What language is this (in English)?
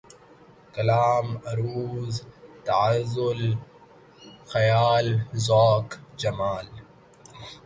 Urdu